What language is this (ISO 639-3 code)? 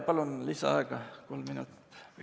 est